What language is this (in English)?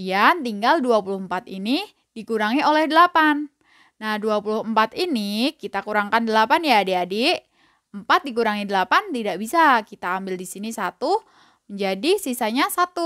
Indonesian